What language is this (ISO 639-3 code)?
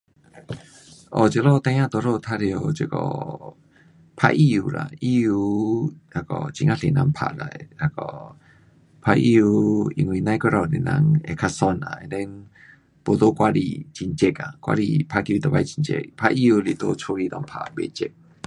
cpx